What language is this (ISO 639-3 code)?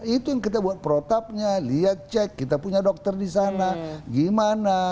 ind